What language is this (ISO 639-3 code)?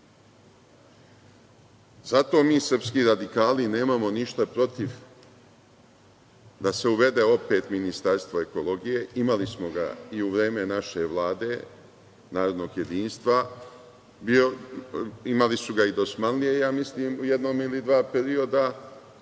srp